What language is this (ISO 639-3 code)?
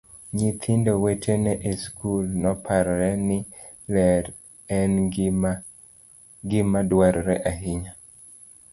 luo